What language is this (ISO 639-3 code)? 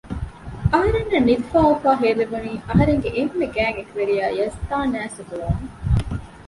div